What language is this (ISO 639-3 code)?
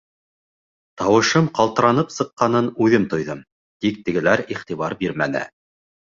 bak